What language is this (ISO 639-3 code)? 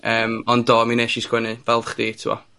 cym